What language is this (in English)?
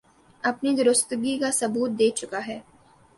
Urdu